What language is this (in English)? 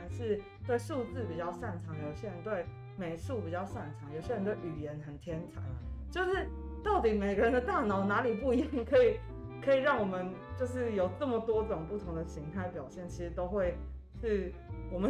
Chinese